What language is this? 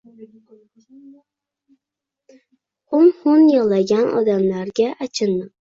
Uzbek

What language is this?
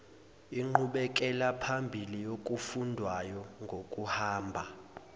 Zulu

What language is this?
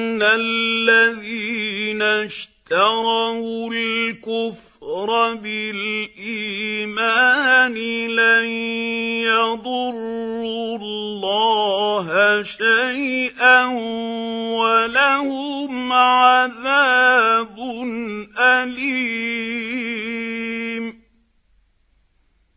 Arabic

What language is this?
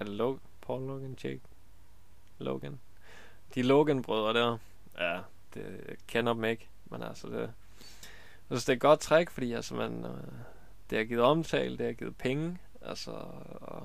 Danish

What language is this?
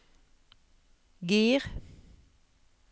Norwegian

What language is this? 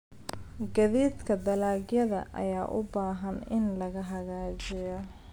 Somali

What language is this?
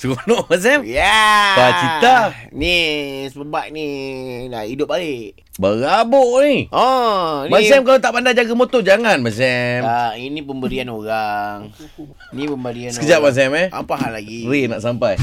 Malay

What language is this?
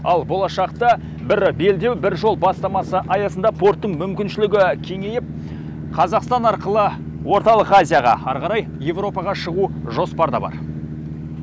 Kazakh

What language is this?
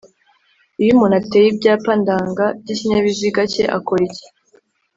Kinyarwanda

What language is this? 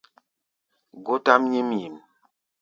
Gbaya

